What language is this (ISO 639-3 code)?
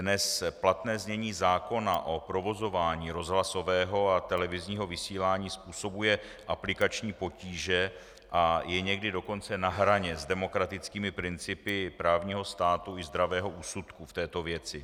ces